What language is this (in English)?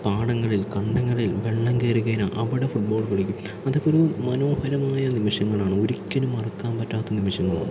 Malayalam